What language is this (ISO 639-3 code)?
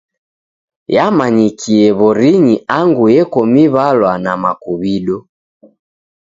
dav